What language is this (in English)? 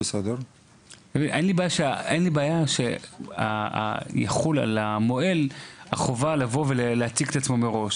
Hebrew